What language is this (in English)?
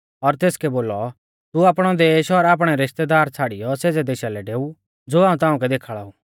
Mahasu Pahari